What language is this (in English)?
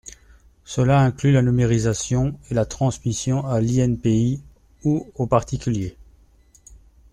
French